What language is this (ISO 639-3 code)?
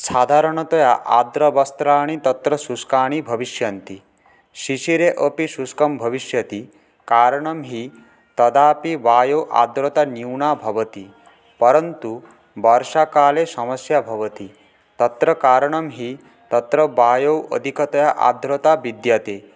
san